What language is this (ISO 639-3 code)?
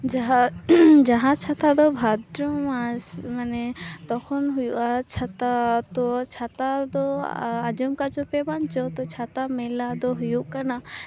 sat